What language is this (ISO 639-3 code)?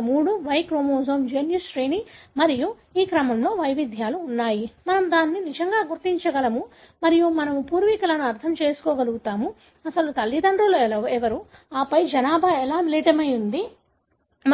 tel